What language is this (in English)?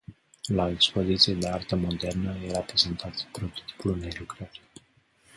Romanian